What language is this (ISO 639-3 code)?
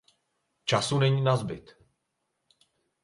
ces